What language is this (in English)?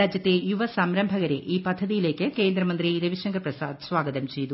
Malayalam